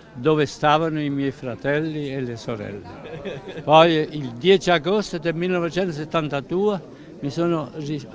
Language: Italian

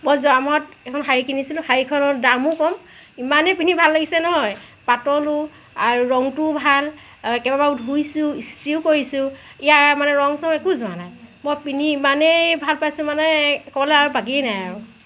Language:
Assamese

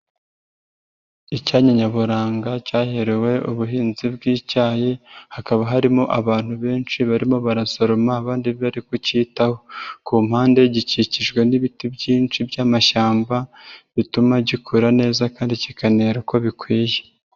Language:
Kinyarwanda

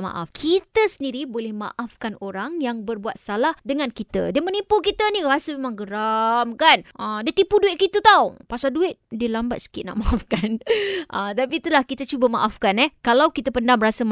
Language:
Malay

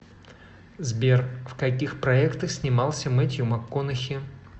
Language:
Russian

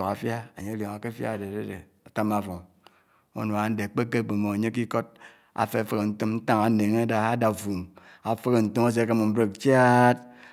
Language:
Anaang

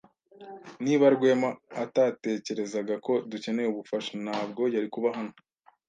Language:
Kinyarwanda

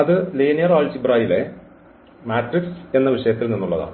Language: Malayalam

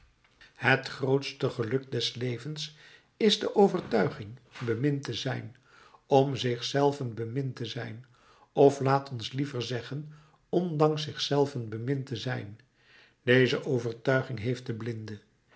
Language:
Dutch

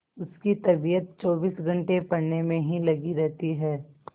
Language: Hindi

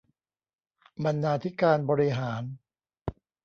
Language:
Thai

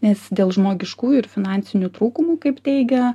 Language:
Lithuanian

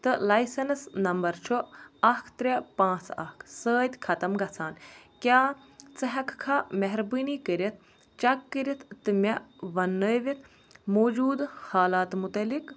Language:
Kashmiri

